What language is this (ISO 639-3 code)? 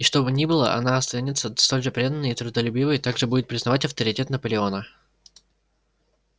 rus